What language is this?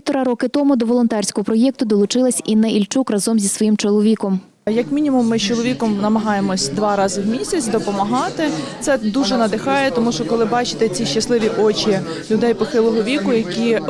Ukrainian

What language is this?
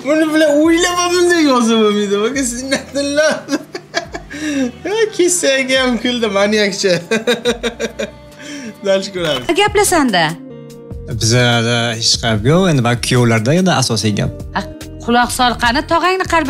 Turkish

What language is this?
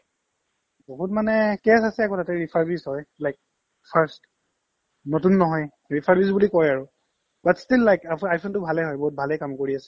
Assamese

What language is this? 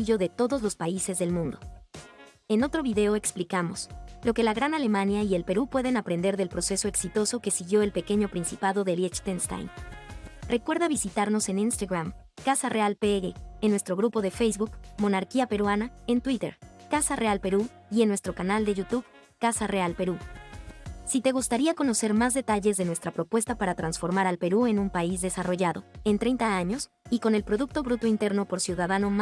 Spanish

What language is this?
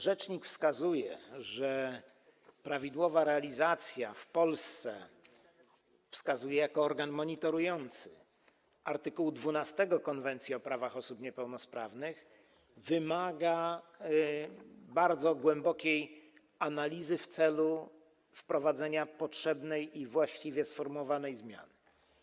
Polish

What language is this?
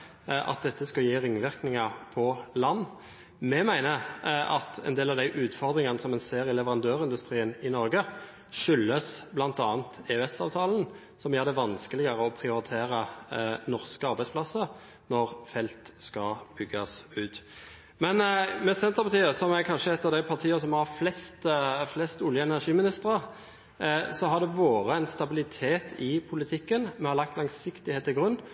Norwegian Bokmål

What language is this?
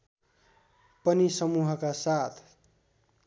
Nepali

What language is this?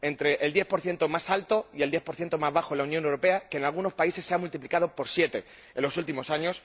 Spanish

